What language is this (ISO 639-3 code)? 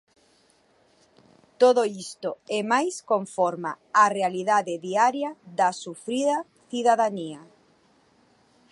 glg